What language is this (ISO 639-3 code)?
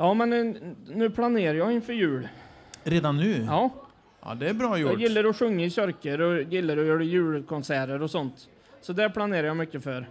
swe